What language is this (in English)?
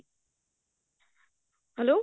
Odia